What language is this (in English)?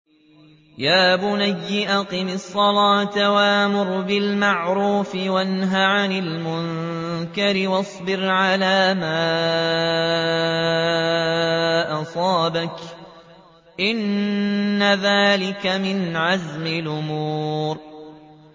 Arabic